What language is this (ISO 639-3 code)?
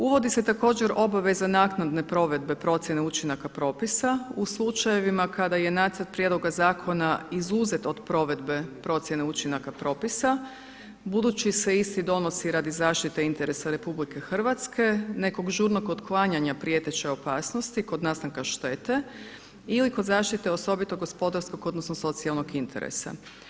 hrv